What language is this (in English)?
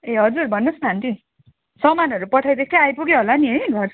Nepali